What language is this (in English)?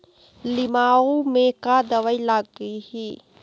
Chhattisgarhi